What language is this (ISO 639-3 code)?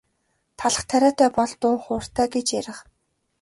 mon